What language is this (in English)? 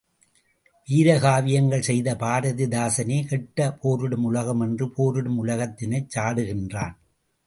Tamil